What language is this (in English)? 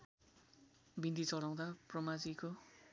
Nepali